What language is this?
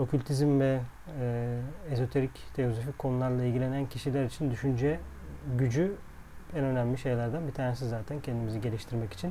Turkish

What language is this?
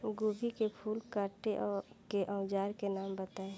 Bhojpuri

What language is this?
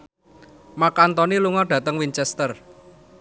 Javanese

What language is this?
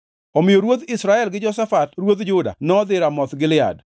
Luo (Kenya and Tanzania)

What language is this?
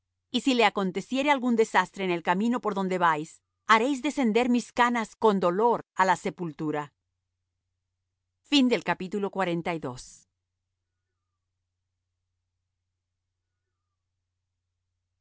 Spanish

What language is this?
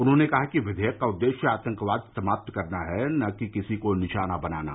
Hindi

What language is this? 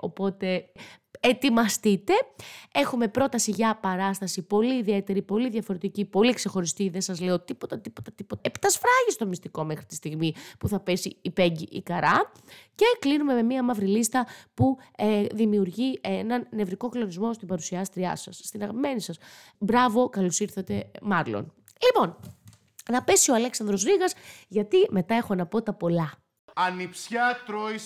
Greek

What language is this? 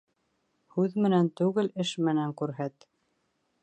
Bashkir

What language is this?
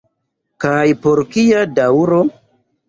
Esperanto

